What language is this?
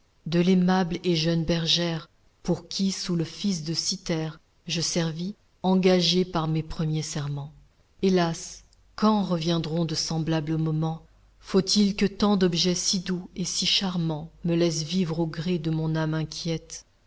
French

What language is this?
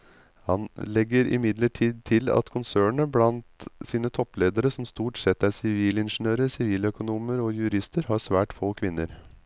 Norwegian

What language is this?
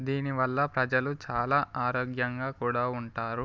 Telugu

